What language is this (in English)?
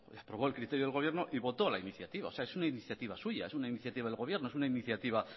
Spanish